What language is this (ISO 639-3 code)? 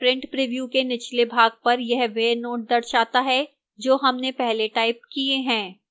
hin